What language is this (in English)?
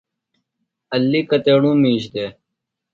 Phalura